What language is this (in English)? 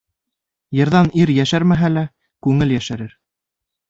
Bashkir